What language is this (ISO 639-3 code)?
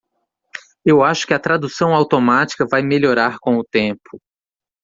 por